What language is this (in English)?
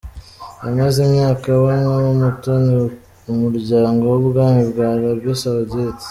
Kinyarwanda